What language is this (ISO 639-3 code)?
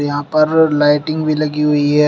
hin